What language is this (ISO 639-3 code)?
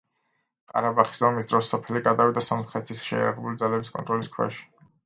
kat